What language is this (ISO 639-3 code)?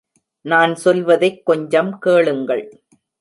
tam